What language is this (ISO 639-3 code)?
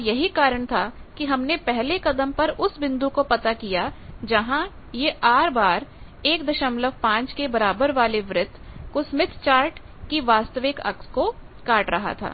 hin